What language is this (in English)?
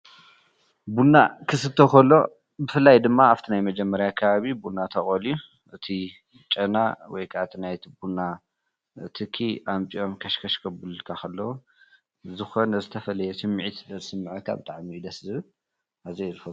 Tigrinya